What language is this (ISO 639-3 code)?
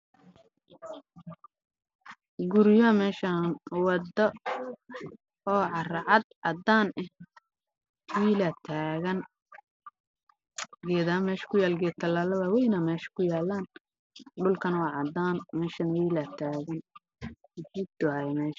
som